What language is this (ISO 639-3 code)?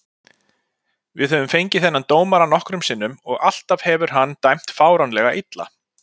isl